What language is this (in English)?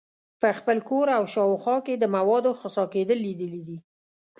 Pashto